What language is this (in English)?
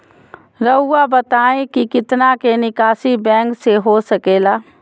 Magahi